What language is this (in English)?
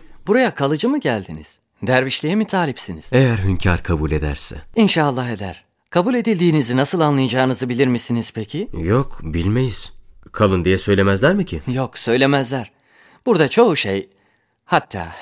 Turkish